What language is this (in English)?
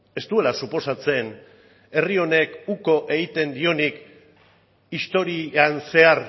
Basque